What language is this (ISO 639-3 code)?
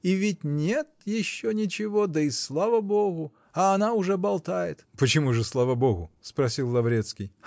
rus